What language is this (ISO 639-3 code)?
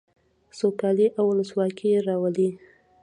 pus